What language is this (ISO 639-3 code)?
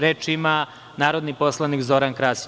srp